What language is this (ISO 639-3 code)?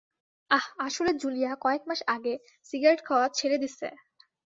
ben